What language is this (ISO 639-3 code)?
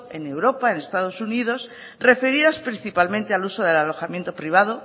spa